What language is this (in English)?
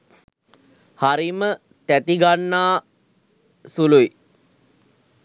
Sinhala